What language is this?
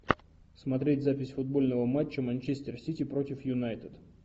Russian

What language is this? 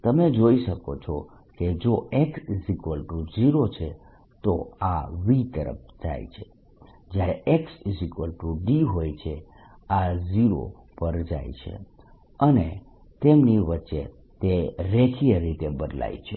Gujarati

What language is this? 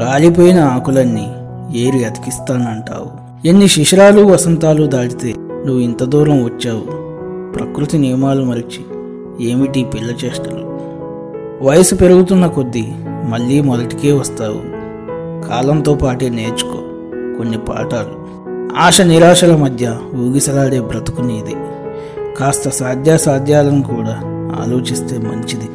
Telugu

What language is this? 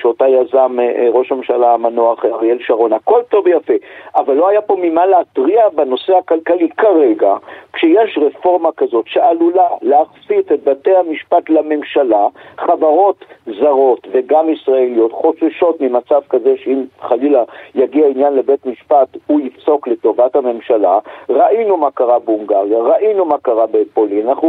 Hebrew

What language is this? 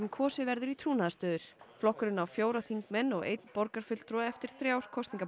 Icelandic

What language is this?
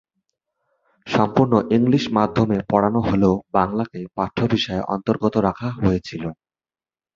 Bangla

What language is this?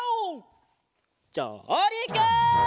Japanese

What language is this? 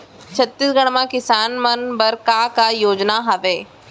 Chhattisgarhi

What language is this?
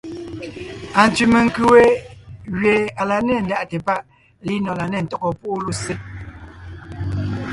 Ngiemboon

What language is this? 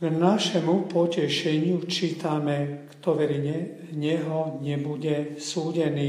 Slovak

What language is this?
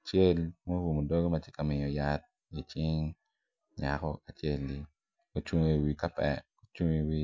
Acoli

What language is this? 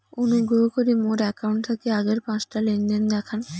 Bangla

